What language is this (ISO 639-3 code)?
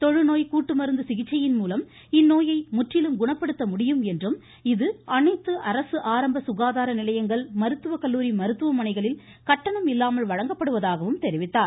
tam